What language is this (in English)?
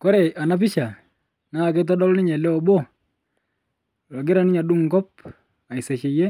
Masai